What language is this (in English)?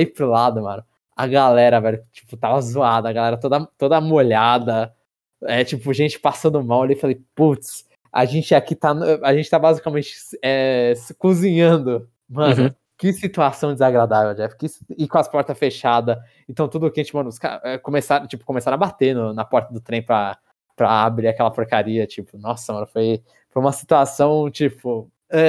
Portuguese